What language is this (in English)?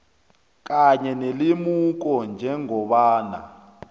South Ndebele